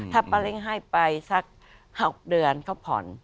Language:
Thai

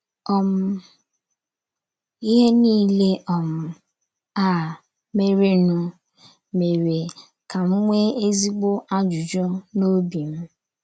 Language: Igbo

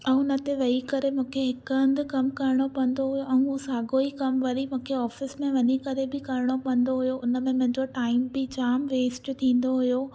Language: Sindhi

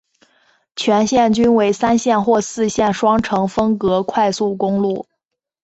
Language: Chinese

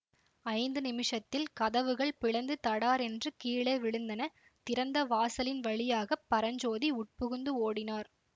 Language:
Tamil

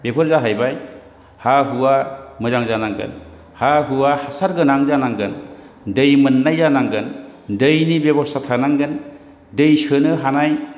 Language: Bodo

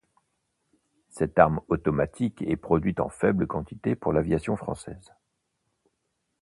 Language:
French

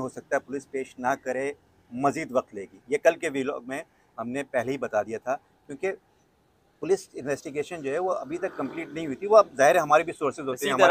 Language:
Hindi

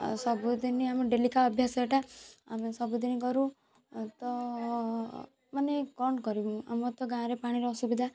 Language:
Odia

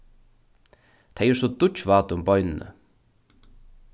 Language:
Faroese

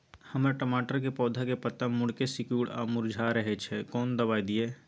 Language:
Maithili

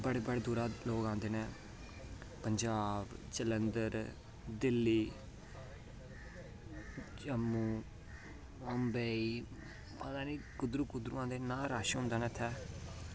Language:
Dogri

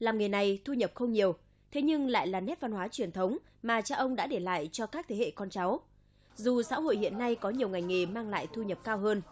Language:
Vietnamese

